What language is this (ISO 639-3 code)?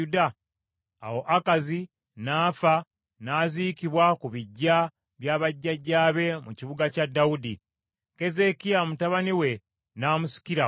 lug